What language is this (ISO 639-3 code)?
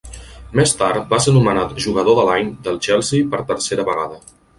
cat